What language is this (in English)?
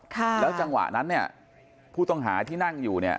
Thai